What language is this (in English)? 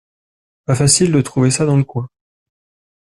French